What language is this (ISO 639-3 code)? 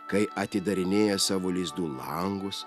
lit